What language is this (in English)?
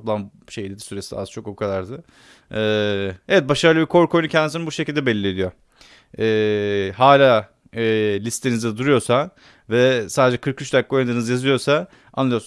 Turkish